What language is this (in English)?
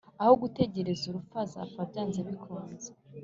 Kinyarwanda